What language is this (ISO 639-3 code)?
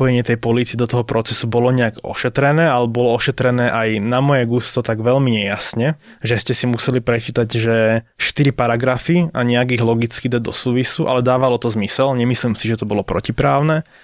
slk